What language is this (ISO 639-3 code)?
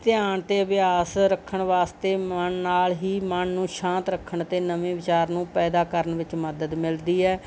pan